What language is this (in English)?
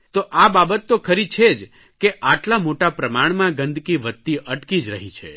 Gujarati